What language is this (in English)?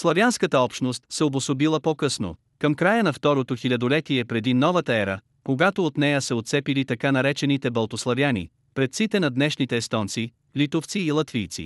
Bulgarian